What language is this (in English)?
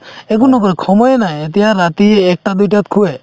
Assamese